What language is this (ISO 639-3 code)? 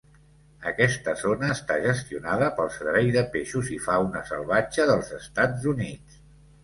cat